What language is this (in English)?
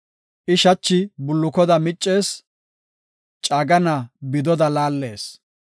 Gofa